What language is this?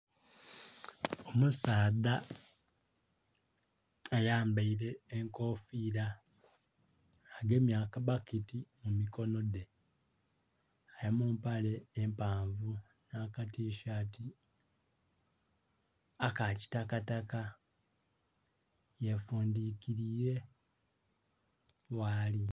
Soga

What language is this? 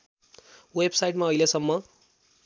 Nepali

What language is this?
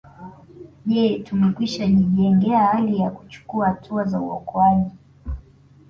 Swahili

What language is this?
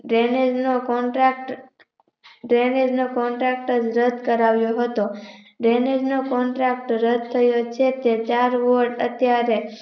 Gujarati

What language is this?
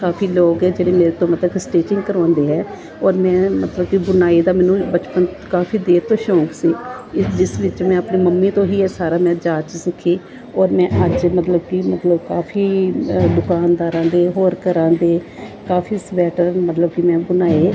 Punjabi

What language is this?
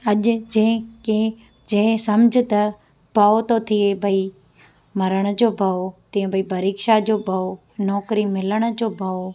Sindhi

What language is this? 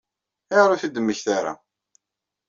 Kabyle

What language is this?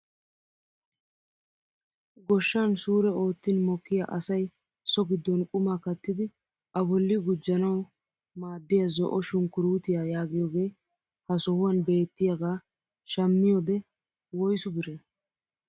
Wolaytta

